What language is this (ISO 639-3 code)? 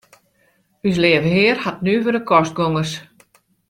fry